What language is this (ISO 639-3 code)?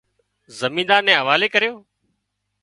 kxp